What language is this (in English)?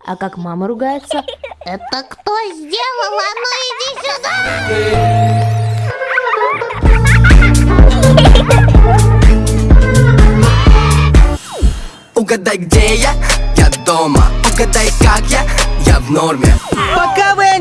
Russian